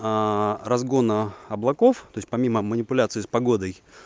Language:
Russian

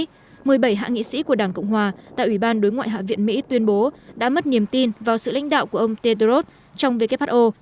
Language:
Vietnamese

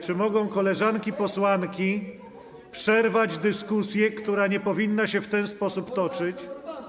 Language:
Polish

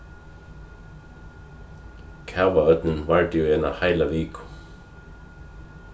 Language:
Faroese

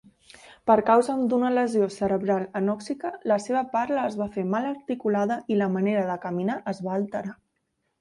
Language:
Catalan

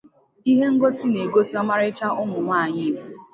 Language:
Igbo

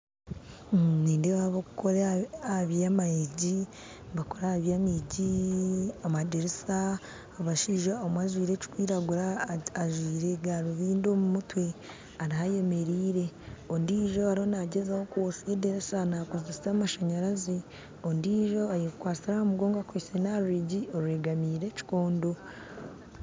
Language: Nyankole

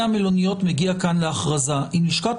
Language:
Hebrew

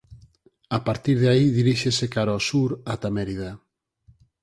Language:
Galician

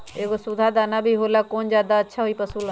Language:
Magahi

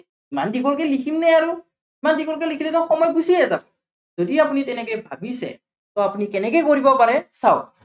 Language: Assamese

